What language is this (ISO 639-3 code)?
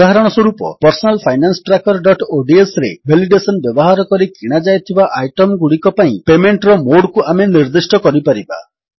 ori